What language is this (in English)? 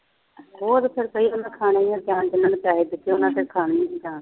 Punjabi